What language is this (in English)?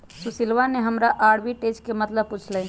Magahi